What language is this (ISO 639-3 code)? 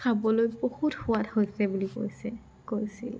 asm